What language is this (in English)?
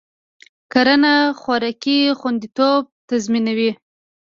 Pashto